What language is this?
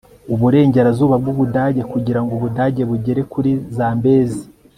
Kinyarwanda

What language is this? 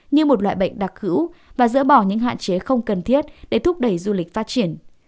Vietnamese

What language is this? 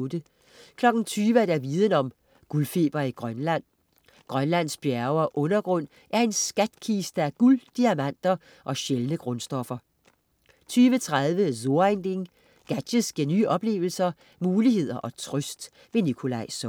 Danish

